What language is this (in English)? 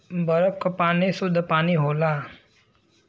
Bhojpuri